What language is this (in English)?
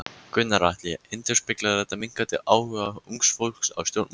Icelandic